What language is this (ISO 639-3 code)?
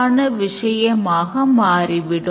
tam